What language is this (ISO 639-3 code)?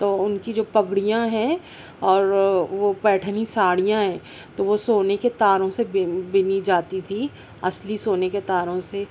urd